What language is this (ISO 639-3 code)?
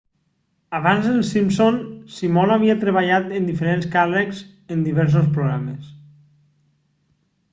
cat